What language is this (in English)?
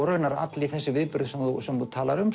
Icelandic